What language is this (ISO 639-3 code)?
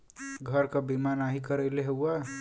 bho